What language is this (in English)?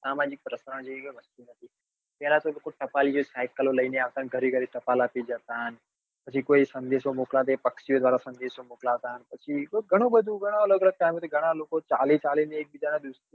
Gujarati